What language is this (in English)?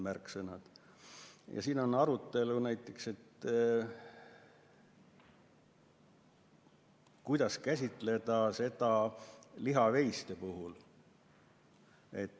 Estonian